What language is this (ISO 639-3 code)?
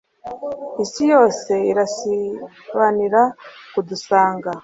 kin